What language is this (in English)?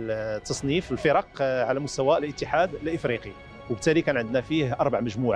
Arabic